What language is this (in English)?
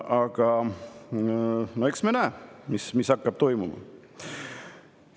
Estonian